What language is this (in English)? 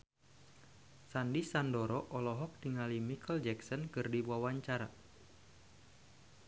Sundanese